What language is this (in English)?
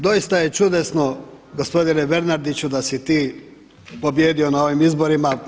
Croatian